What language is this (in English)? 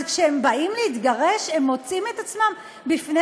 Hebrew